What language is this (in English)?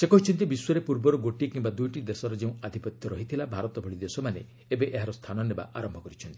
Odia